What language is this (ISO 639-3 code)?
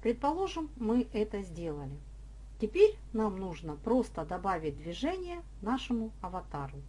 rus